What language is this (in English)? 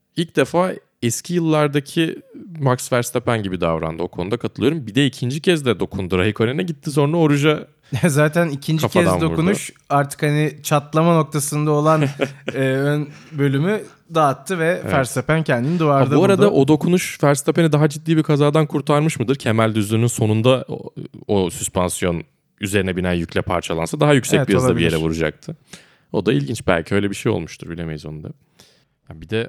Turkish